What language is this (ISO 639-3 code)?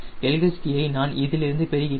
tam